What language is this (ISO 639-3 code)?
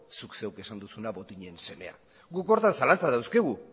eus